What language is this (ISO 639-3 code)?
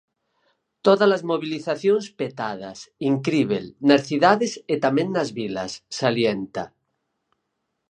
glg